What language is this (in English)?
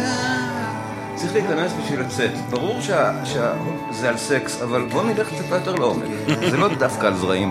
Hebrew